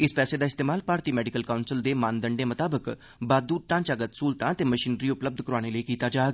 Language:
Dogri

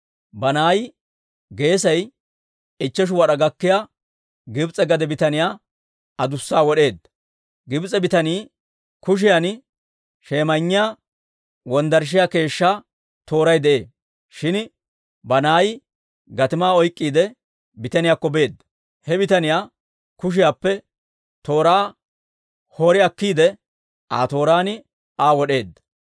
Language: Dawro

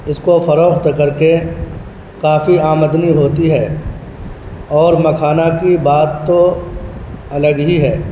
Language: Urdu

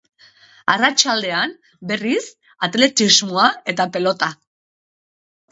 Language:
Basque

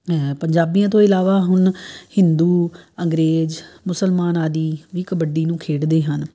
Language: Punjabi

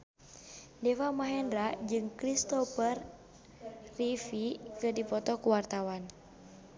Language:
Sundanese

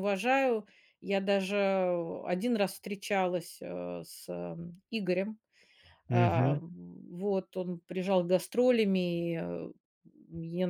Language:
Russian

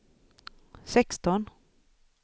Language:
Swedish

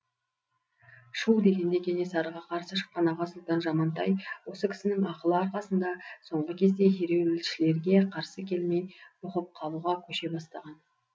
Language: Kazakh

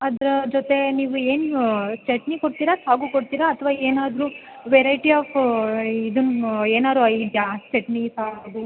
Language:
Kannada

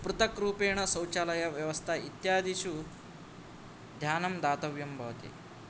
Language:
Sanskrit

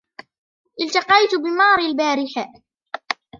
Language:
Arabic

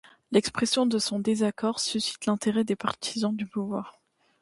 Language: French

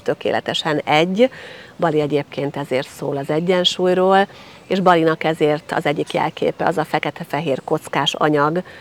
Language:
Hungarian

